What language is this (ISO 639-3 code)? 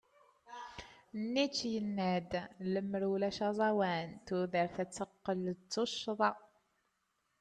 kab